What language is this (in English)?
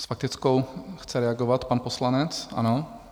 Czech